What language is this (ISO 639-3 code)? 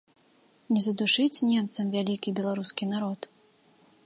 bel